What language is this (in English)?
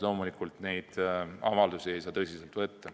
Estonian